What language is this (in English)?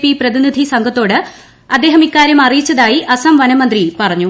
Malayalam